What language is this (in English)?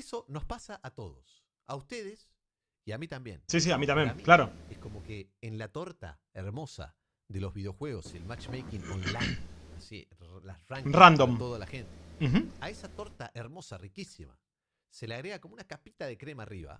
Spanish